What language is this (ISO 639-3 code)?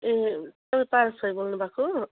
nep